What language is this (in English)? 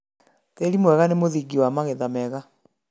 Kikuyu